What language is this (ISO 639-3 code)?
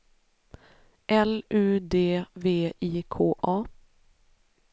swe